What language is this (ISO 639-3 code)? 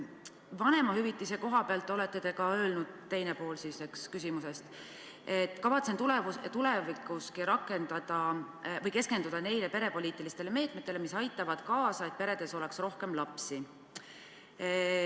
est